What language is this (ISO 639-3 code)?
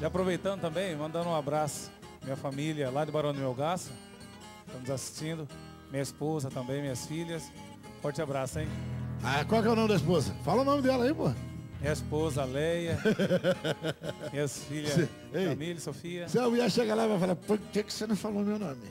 por